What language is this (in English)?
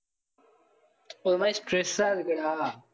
Tamil